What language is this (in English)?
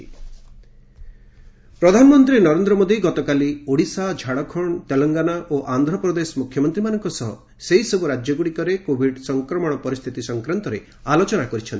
Odia